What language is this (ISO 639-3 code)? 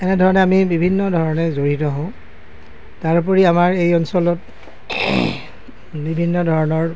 asm